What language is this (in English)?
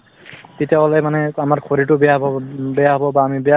Assamese